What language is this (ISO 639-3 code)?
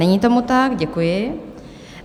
ces